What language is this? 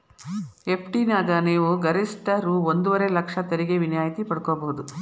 Kannada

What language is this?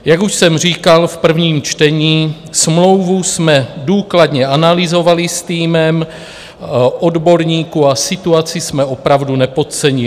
Czech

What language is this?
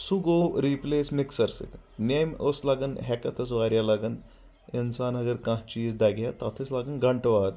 Kashmiri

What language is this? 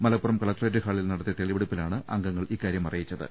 Malayalam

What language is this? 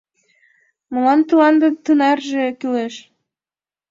Mari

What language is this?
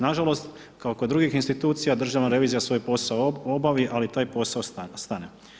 Croatian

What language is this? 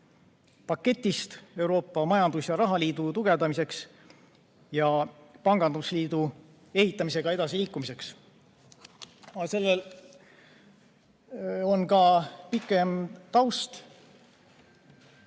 Estonian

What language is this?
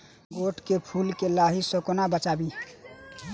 Maithili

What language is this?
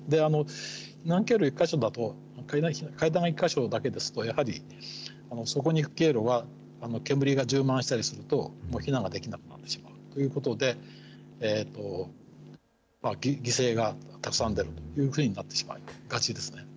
Japanese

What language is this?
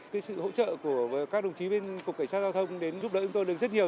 Vietnamese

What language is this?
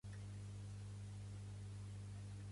Catalan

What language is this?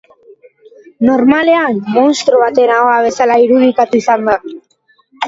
Basque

